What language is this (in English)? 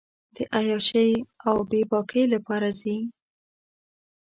Pashto